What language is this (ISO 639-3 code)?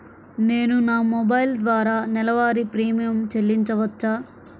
tel